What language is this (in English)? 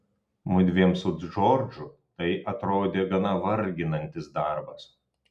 Lithuanian